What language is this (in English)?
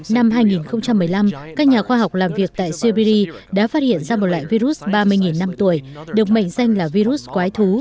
Vietnamese